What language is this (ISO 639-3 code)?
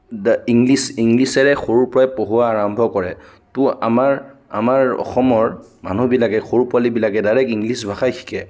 asm